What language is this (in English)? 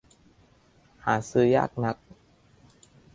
Thai